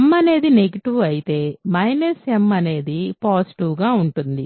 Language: Telugu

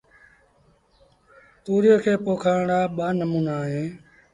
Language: Sindhi Bhil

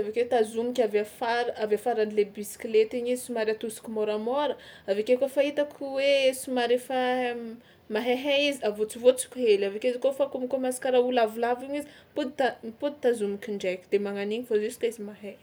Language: Tsimihety Malagasy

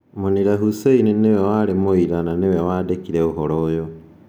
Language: Kikuyu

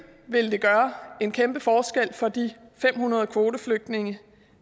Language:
Danish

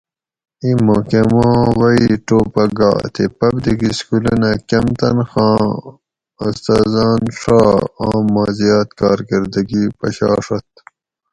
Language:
Gawri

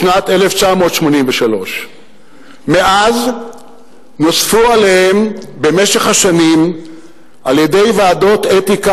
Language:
Hebrew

